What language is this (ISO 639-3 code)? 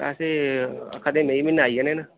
doi